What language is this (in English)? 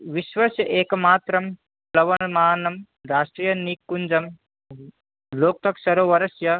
Sanskrit